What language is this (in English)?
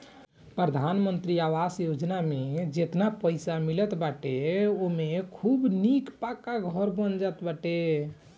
Bhojpuri